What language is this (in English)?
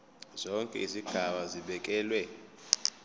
Zulu